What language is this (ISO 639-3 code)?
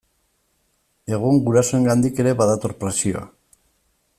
eus